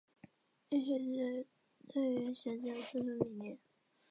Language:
Chinese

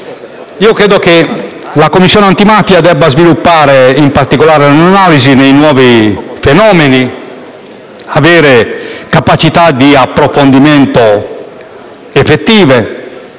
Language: Italian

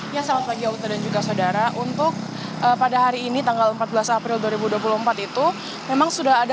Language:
Indonesian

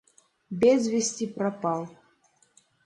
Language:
Mari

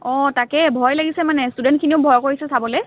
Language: Assamese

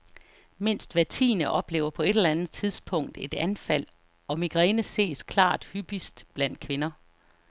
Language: Danish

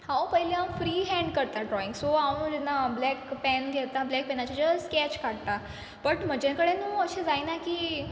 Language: Konkani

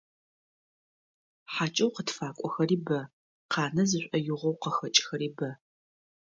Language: Adyghe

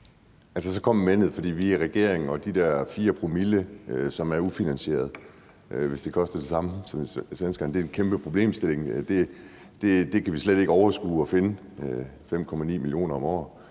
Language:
Danish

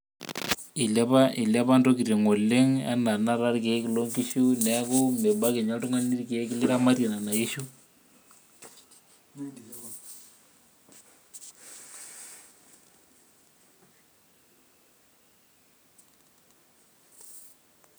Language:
Masai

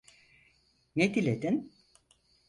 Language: Turkish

